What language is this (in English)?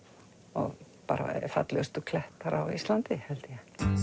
Icelandic